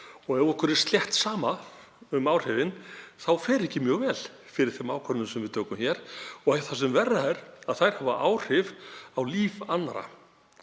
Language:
Icelandic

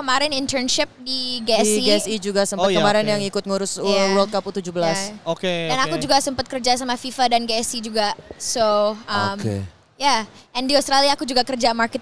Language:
Indonesian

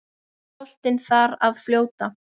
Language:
Icelandic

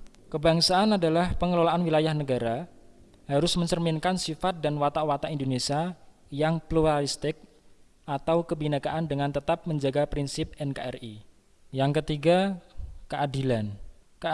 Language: Indonesian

